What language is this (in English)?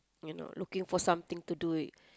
English